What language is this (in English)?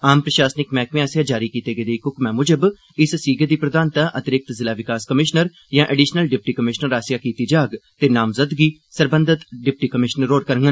Dogri